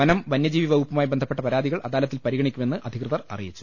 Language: Malayalam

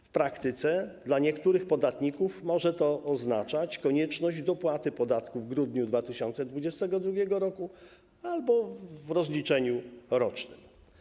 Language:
Polish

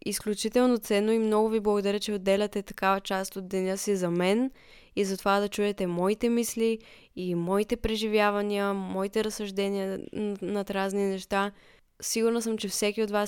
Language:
Bulgarian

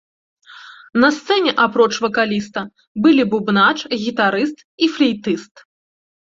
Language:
Belarusian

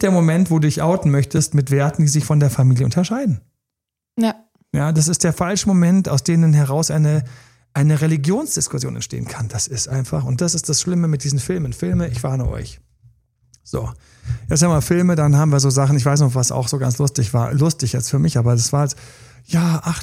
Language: German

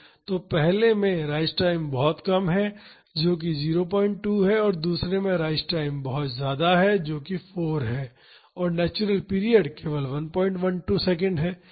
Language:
Hindi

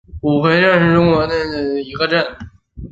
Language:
Chinese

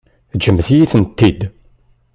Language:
Kabyle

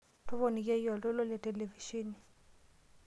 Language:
Masai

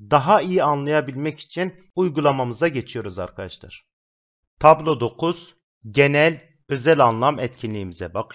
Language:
Turkish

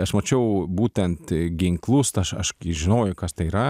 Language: Lithuanian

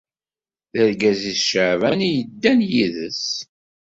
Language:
Kabyle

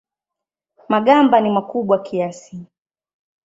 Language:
Swahili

